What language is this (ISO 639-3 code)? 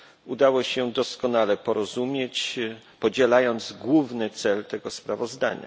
pol